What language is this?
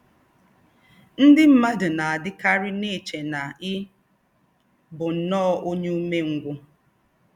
Igbo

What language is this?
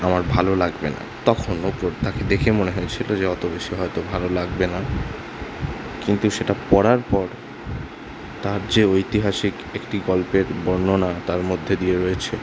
Bangla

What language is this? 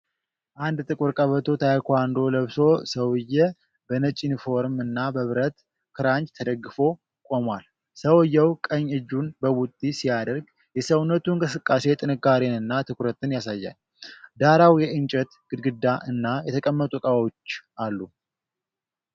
Amharic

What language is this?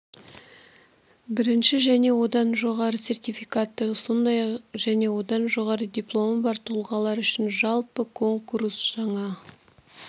Kazakh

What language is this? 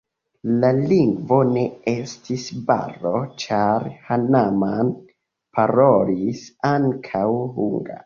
Esperanto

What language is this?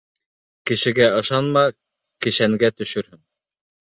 Bashkir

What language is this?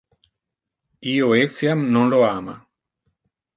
Interlingua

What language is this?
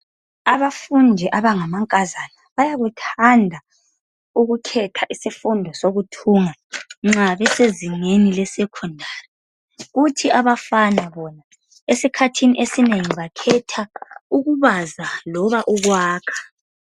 North Ndebele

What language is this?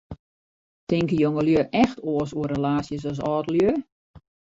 Western Frisian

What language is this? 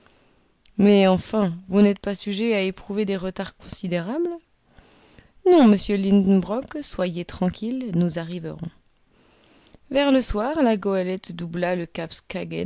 French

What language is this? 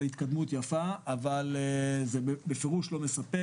Hebrew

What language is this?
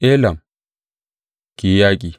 Hausa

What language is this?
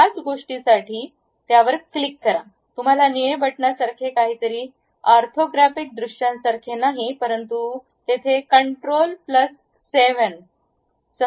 Marathi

